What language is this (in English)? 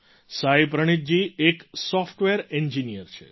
Gujarati